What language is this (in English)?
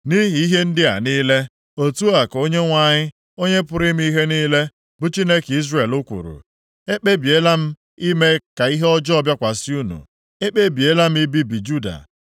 Igbo